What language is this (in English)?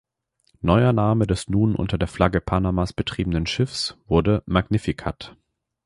German